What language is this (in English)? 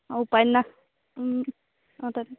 Assamese